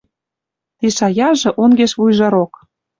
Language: Western Mari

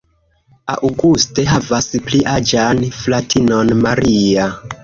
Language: Esperanto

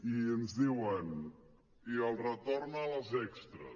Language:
Catalan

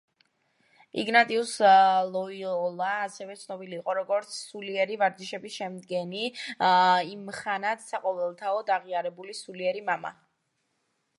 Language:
Georgian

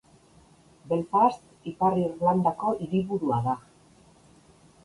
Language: Basque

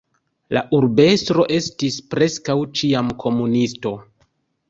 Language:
Esperanto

